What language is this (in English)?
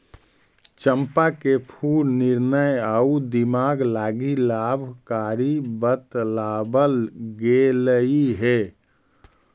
Magahi